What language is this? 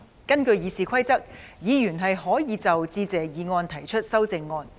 Cantonese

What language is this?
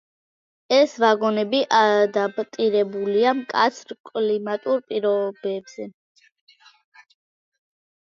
Georgian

